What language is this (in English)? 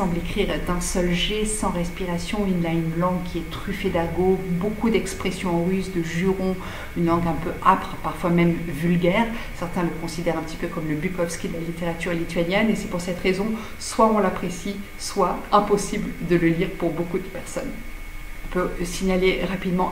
French